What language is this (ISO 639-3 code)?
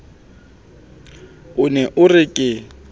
sot